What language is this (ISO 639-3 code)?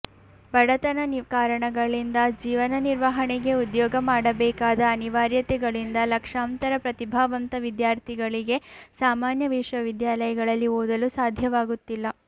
kan